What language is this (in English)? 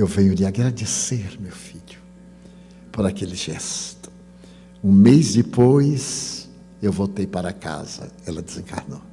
Portuguese